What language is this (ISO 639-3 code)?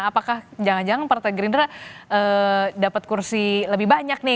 ind